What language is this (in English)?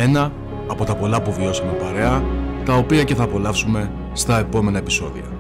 Greek